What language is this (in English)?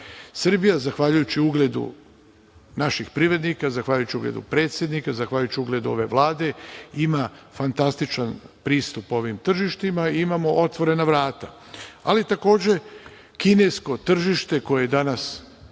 Serbian